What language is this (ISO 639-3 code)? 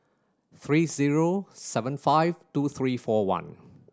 eng